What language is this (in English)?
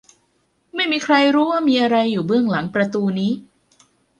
Thai